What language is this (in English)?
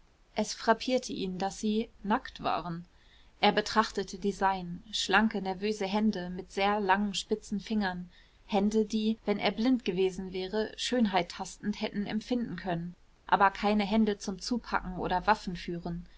German